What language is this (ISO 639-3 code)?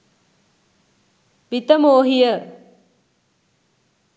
sin